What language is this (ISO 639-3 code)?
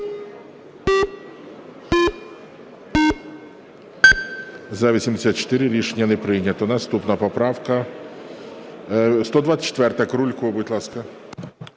ukr